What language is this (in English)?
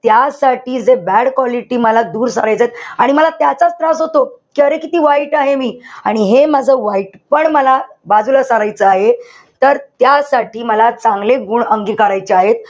Marathi